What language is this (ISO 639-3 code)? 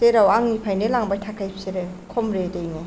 brx